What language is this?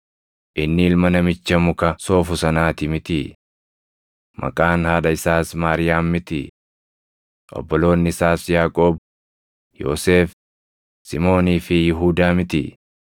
Oromo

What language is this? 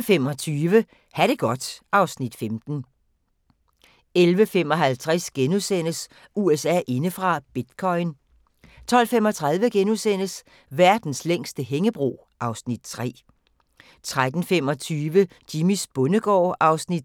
Danish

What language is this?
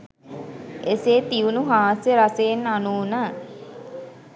Sinhala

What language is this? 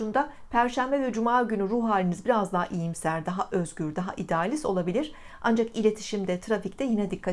Turkish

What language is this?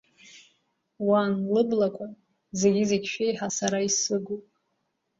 Abkhazian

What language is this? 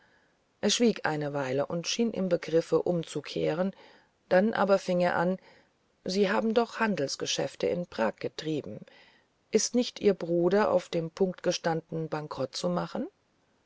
German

